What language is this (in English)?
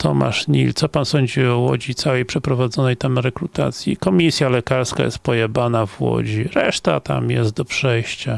Polish